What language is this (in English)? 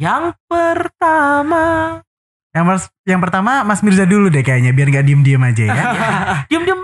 Indonesian